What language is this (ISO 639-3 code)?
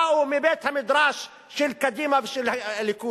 heb